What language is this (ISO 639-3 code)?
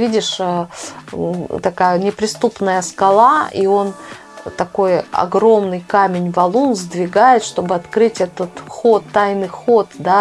rus